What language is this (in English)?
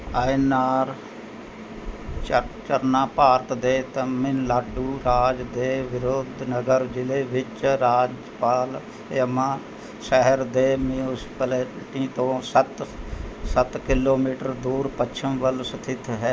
Punjabi